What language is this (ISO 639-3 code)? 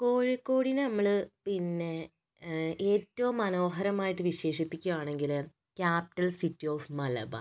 mal